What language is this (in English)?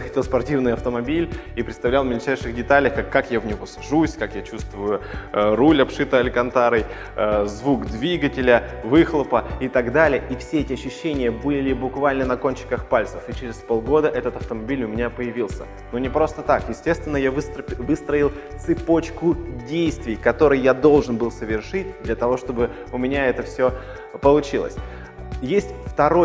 Russian